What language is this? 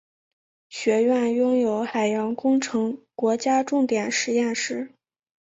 Chinese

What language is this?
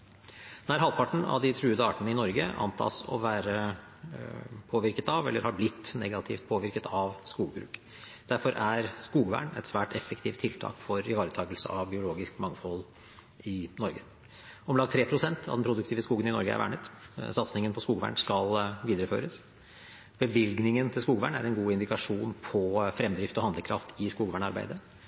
Norwegian Bokmål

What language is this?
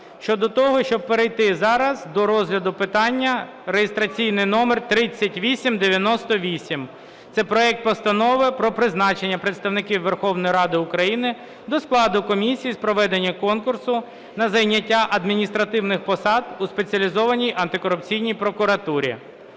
Ukrainian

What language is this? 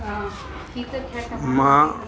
Sindhi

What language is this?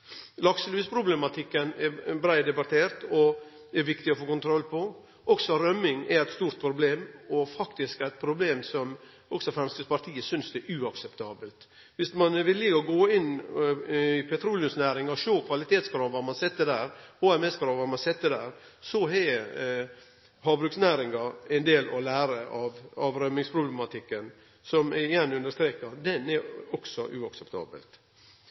Norwegian Nynorsk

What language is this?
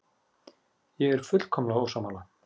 Icelandic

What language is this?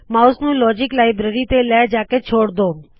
Punjabi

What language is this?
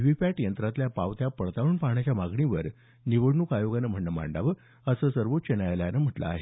Marathi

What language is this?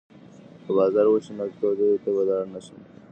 Pashto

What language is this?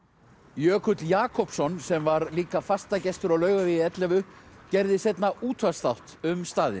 Icelandic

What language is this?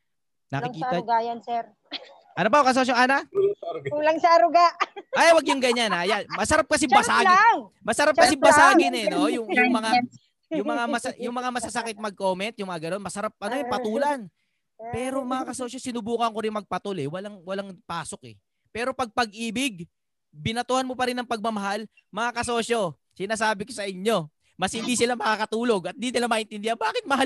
Filipino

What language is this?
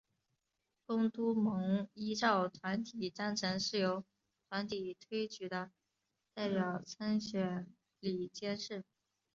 Chinese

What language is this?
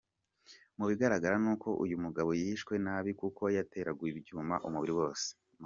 Kinyarwanda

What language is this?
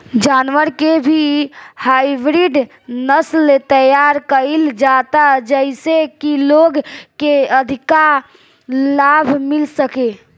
Bhojpuri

